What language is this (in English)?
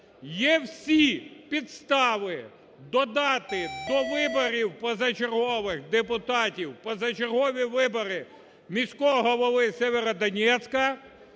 Ukrainian